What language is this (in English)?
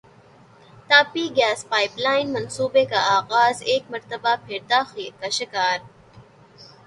Urdu